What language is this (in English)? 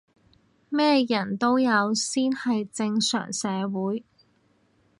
Cantonese